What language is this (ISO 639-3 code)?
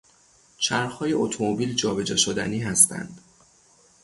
fas